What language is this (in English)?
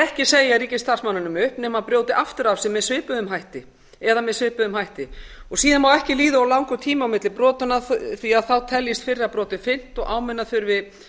Icelandic